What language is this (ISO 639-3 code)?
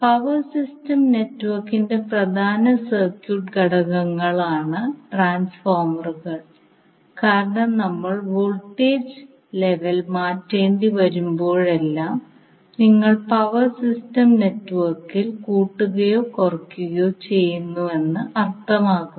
mal